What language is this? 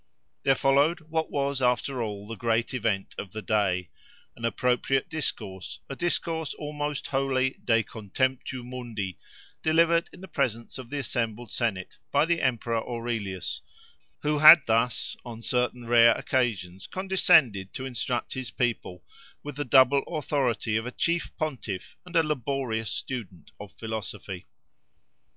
English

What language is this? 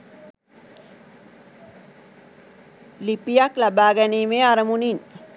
Sinhala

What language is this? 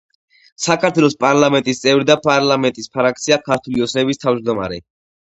Georgian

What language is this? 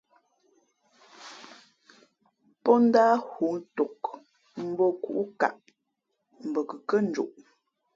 Fe'fe'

